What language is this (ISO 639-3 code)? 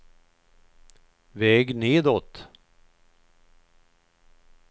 swe